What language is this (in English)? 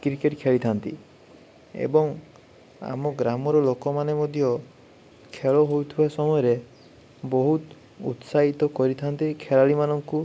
Odia